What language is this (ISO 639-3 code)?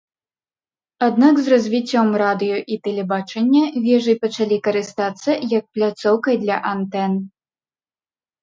bel